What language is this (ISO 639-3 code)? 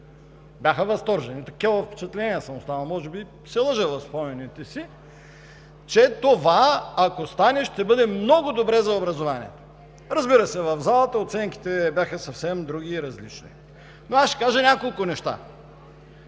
bul